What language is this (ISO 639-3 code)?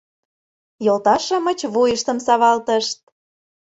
chm